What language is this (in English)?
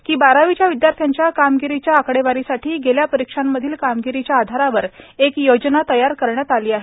Marathi